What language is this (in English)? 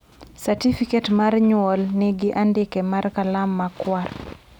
Luo (Kenya and Tanzania)